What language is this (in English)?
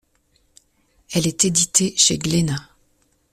French